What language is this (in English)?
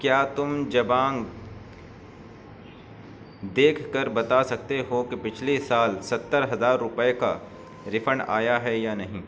Urdu